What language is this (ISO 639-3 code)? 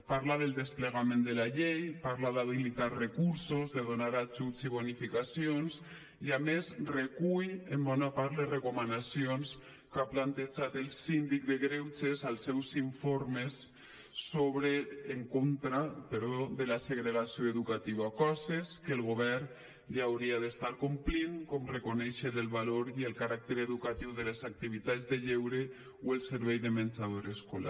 cat